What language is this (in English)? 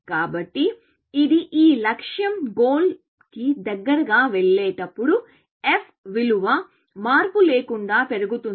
Telugu